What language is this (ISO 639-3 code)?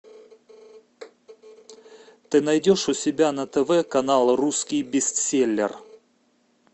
rus